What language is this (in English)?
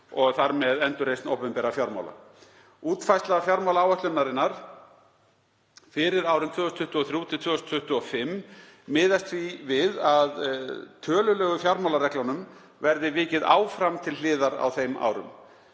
Icelandic